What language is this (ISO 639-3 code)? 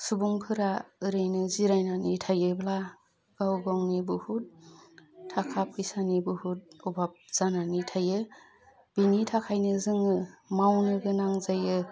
brx